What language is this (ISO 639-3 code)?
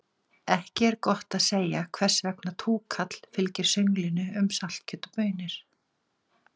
isl